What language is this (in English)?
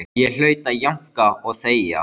Icelandic